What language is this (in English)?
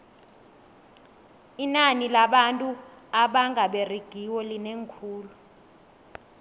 South Ndebele